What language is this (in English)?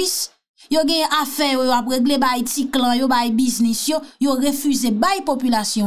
French